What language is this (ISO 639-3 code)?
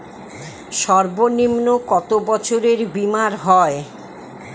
ben